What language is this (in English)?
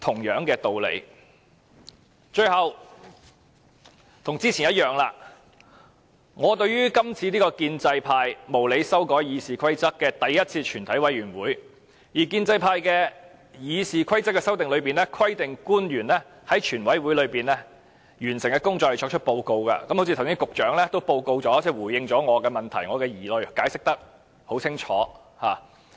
Cantonese